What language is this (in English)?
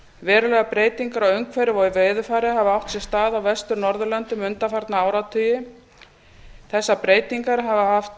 Icelandic